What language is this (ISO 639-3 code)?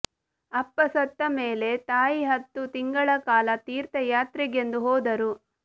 kan